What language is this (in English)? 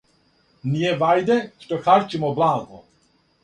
Serbian